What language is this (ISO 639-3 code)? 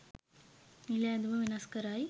sin